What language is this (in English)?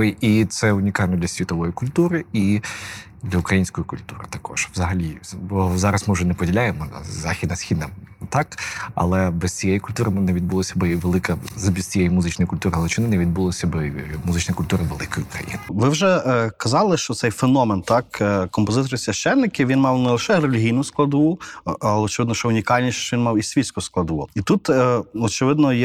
Ukrainian